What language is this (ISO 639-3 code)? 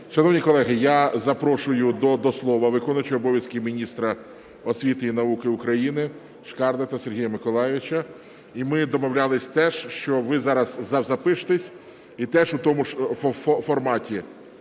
ukr